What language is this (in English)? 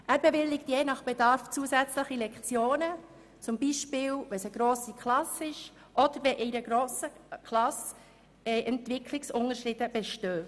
Swiss German